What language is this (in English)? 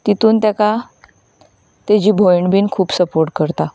Konkani